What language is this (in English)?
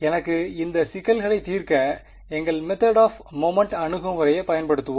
Tamil